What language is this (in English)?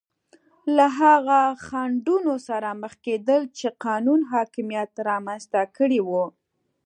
Pashto